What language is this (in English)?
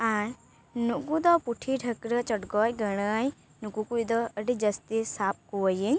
Santali